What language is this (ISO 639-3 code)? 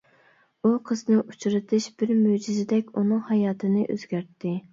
uig